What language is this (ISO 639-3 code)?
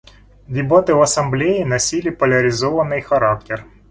rus